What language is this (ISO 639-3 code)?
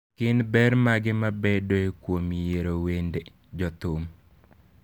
luo